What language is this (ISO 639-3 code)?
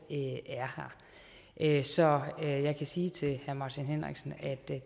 dan